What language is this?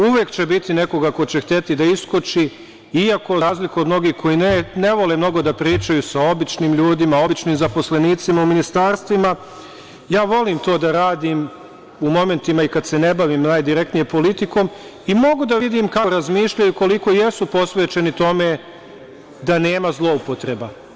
Serbian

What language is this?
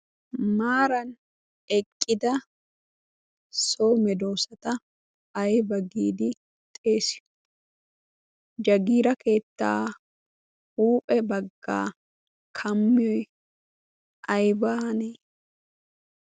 Wolaytta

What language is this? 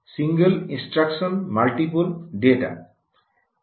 Bangla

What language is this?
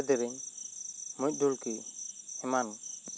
Santali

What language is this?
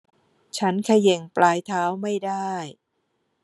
Thai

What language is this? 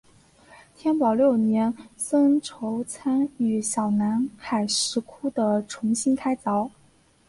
Chinese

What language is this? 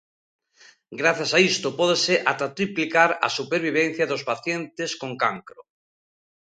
Galician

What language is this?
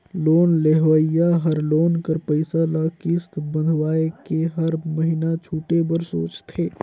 Chhattisgarhi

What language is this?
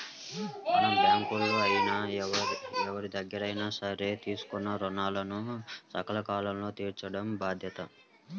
Telugu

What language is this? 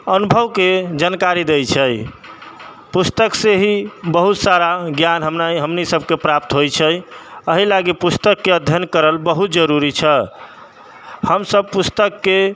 Maithili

